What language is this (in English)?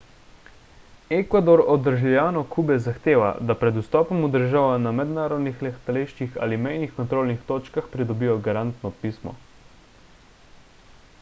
Slovenian